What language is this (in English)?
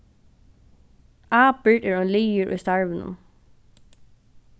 Faroese